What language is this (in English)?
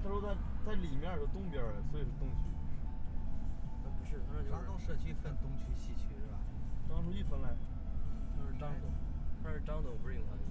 Chinese